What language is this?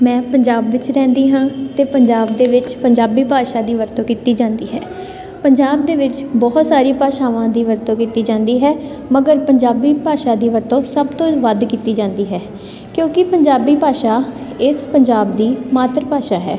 Punjabi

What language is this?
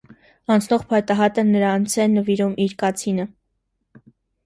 Armenian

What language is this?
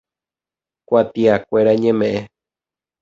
Guarani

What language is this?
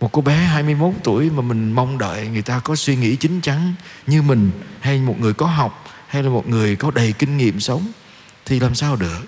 Vietnamese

